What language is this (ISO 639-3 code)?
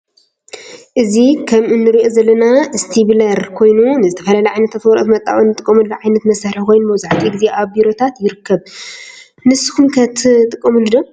tir